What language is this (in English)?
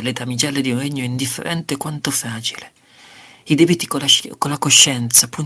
Italian